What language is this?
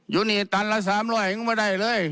Thai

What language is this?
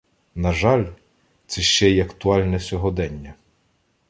Ukrainian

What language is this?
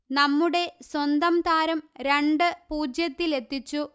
Malayalam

